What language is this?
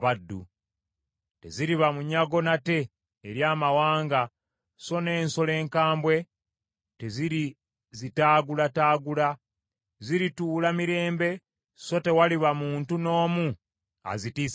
Ganda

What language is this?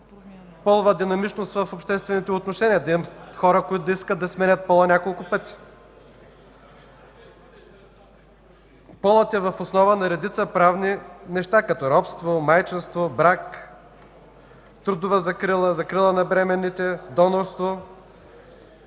Bulgarian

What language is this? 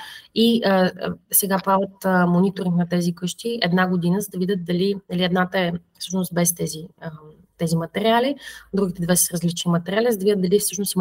Bulgarian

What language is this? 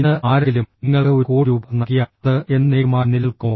Malayalam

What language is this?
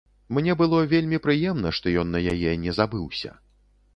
Belarusian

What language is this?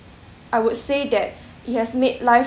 English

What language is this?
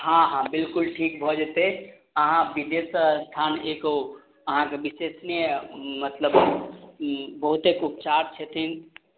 Maithili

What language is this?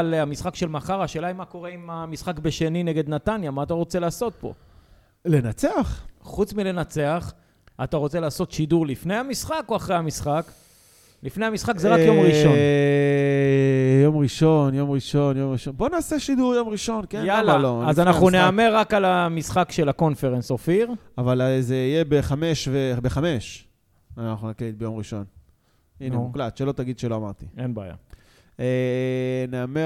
Hebrew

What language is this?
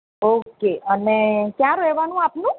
Gujarati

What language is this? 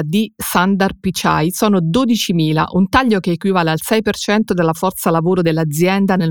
Italian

